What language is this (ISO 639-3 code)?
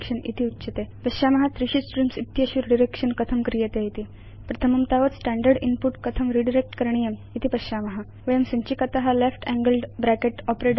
san